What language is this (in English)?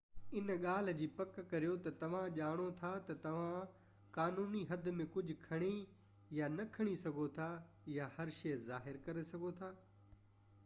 Sindhi